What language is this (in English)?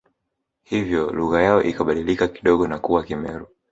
Swahili